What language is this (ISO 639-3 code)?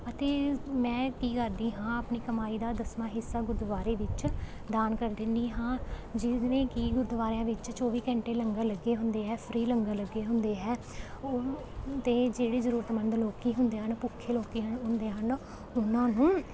pan